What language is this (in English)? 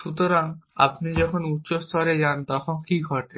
Bangla